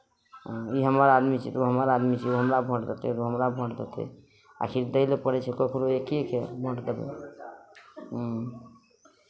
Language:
Maithili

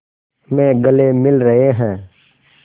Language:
Hindi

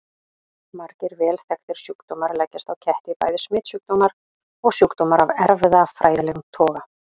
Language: Icelandic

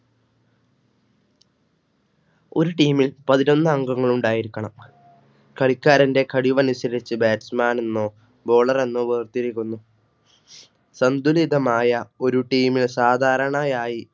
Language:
Malayalam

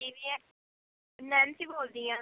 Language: Punjabi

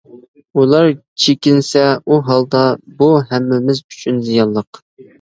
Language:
Uyghur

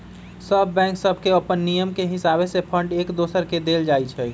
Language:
Magahi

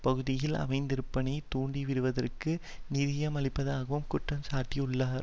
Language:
Tamil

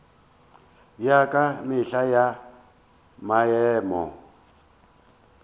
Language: Northern Sotho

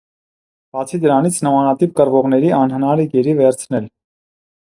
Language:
Armenian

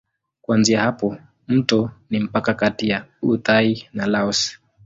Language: Swahili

